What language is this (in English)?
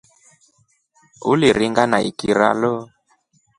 Rombo